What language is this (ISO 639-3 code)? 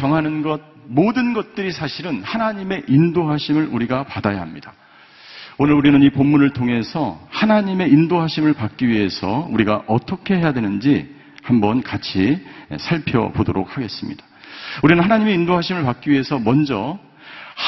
kor